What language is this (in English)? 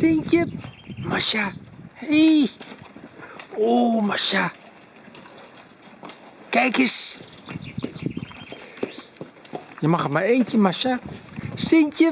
Dutch